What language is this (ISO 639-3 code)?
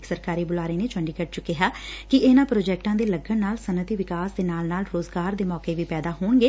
pan